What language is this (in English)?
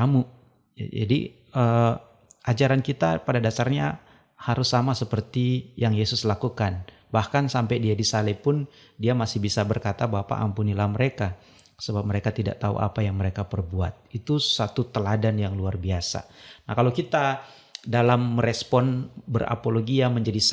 Indonesian